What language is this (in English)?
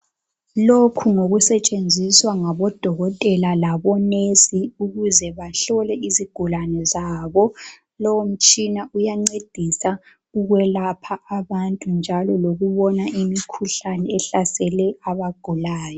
North Ndebele